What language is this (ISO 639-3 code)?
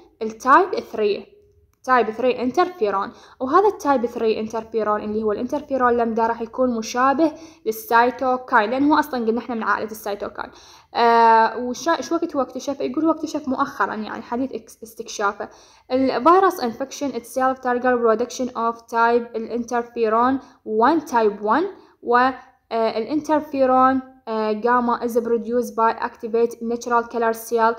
ara